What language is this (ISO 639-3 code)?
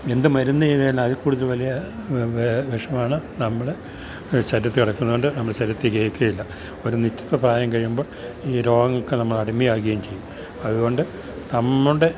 mal